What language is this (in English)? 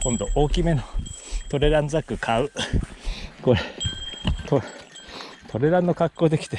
Japanese